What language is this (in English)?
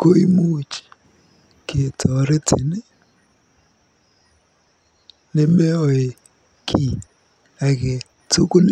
Kalenjin